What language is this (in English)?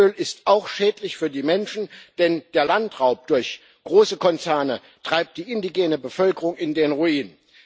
German